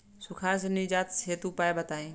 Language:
Bhojpuri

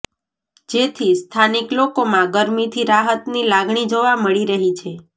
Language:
Gujarati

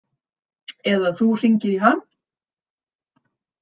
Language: Icelandic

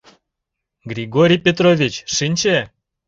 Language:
Mari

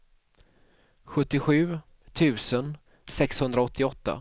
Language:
Swedish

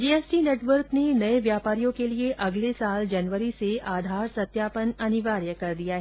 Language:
Hindi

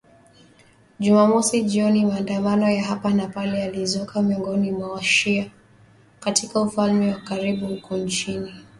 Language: Swahili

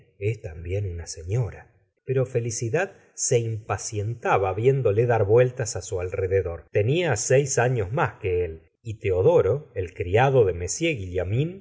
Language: Spanish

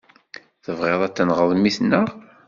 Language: Kabyle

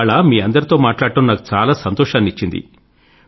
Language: Telugu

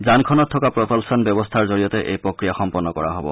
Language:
Assamese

